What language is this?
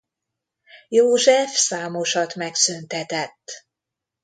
Hungarian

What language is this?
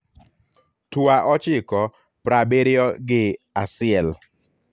Luo (Kenya and Tanzania)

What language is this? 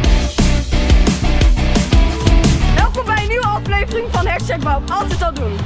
Dutch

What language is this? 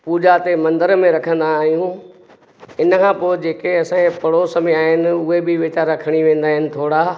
Sindhi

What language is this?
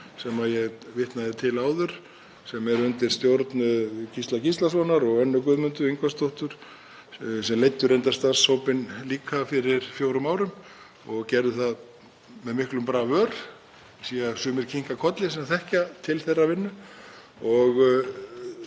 Icelandic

